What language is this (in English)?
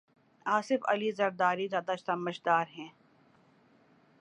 Urdu